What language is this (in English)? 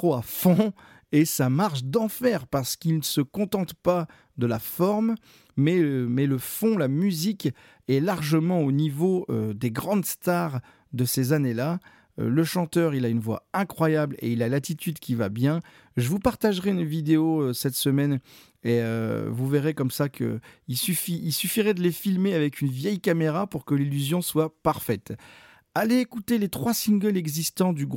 French